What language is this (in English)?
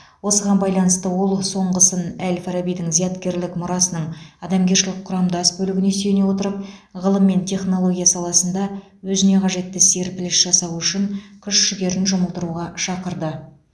Kazakh